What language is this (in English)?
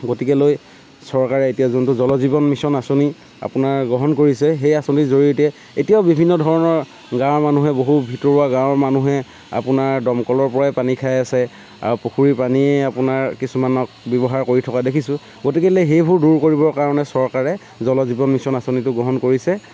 Assamese